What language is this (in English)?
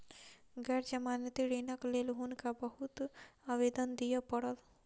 Maithili